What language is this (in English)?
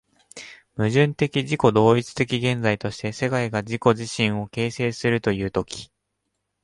Japanese